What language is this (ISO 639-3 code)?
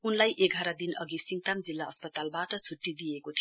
nep